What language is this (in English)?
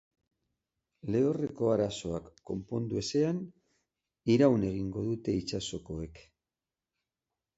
Basque